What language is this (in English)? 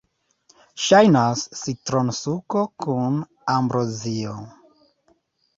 Esperanto